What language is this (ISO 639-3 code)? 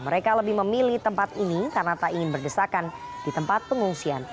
ind